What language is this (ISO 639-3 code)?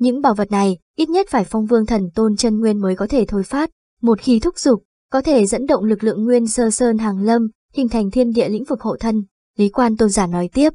vie